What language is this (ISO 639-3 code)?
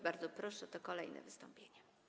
pol